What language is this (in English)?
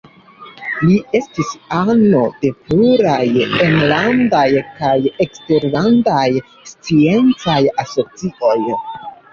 Esperanto